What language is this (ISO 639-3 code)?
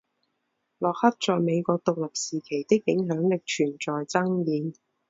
zho